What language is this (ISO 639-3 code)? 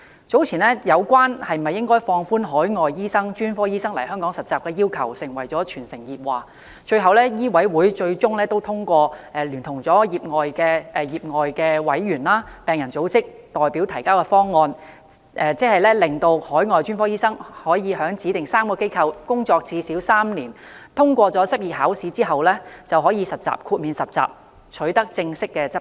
yue